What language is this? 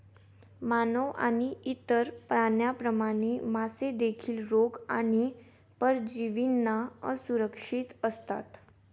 Marathi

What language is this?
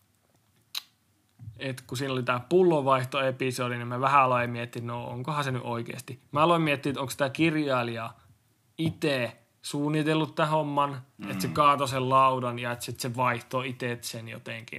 Finnish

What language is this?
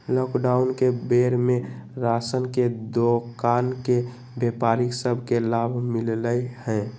Magahi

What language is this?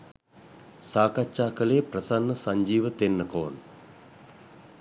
Sinhala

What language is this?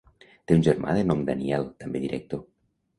Catalan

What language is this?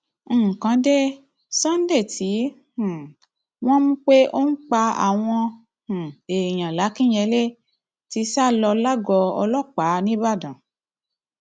Yoruba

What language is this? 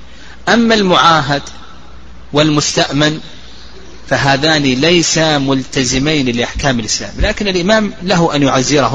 Arabic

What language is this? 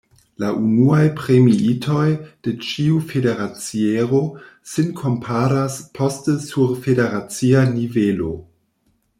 Esperanto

